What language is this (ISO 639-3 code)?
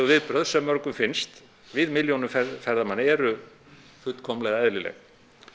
isl